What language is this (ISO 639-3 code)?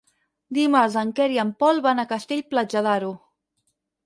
cat